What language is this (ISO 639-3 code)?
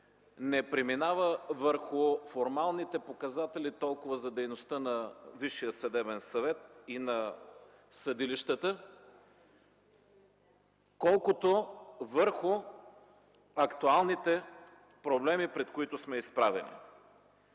bul